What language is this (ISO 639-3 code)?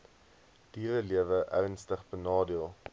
afr